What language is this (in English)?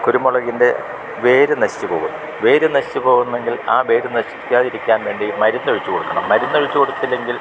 Malayalam